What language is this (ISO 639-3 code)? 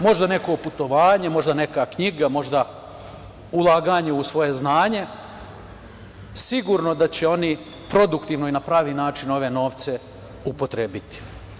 srp